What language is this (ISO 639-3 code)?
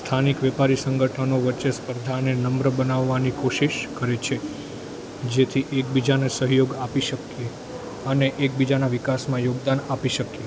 guj